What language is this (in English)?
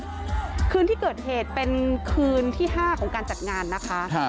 Thai